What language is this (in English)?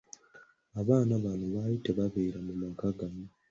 Ganda